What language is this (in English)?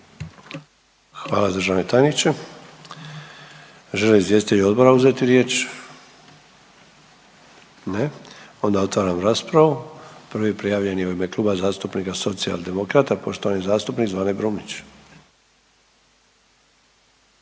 Croatian